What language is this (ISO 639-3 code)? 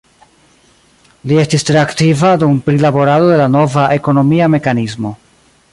epo